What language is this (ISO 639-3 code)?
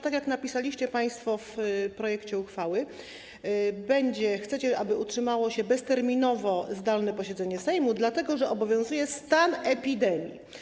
pol